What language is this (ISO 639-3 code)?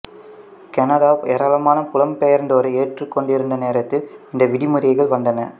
tam